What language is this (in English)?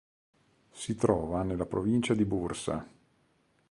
Italian